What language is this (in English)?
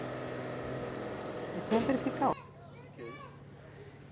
Portuguese